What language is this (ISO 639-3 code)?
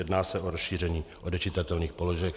ces